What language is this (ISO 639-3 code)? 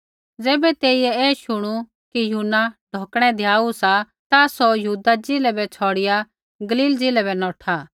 kfx